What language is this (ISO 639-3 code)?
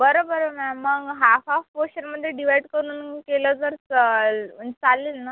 mar